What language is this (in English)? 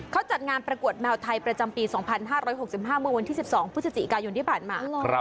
Thai